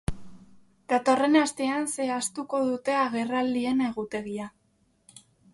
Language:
Basque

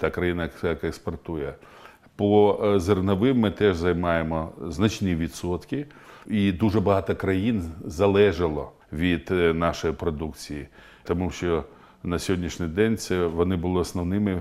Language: Ukrainian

